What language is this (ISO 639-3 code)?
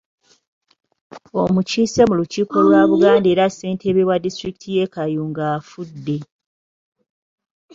lug